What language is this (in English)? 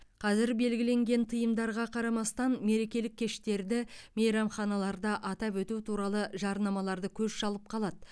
Kazakh